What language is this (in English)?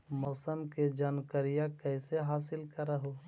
Magahi